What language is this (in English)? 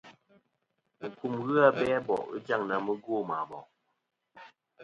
Kom